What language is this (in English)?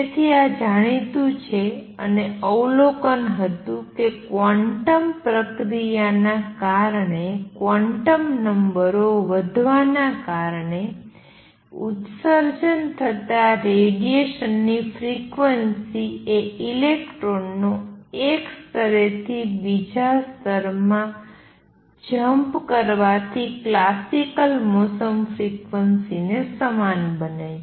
Gujarati